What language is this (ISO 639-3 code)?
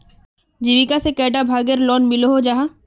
mag